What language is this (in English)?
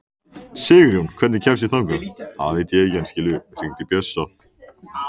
Icelandic